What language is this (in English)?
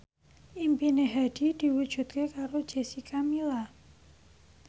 Javanese